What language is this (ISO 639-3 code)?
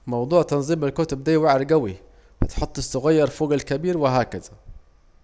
aec